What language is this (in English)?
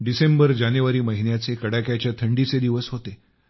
Marathi